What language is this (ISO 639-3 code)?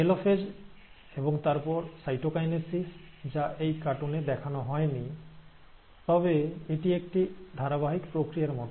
ben